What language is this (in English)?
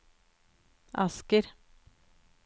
Norwegian